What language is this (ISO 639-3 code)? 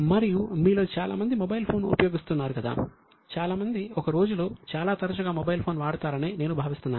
tel